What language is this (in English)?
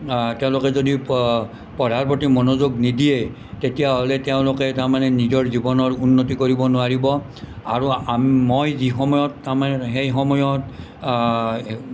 Assamese